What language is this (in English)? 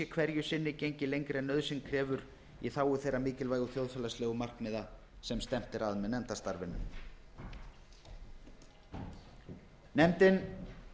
Icelandic